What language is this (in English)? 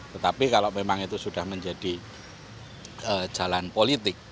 Indonesian